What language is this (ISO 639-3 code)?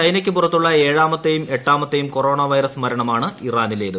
mal